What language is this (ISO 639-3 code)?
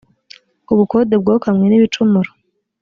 kin